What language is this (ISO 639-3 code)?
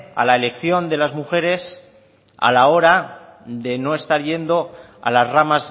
spa